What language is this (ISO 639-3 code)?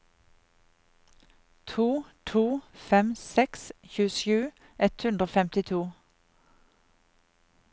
nor